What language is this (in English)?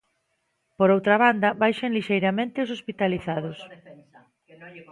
Galician